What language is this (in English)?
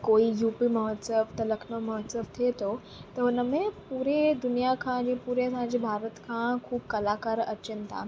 Sindhi